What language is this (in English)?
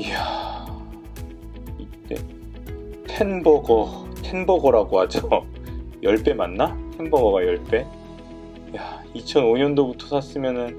Korean